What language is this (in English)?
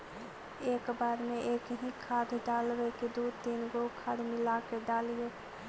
Magahi